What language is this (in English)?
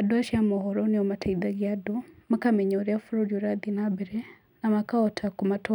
Kikuyu